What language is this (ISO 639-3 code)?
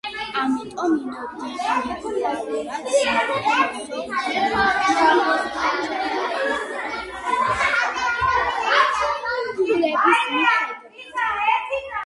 kat